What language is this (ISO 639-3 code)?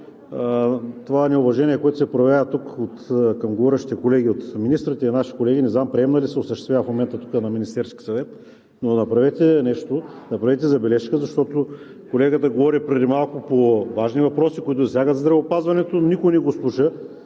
bul